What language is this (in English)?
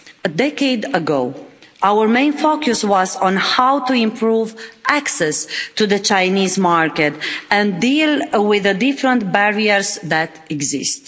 English